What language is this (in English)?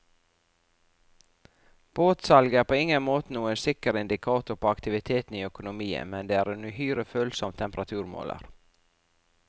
Norwegian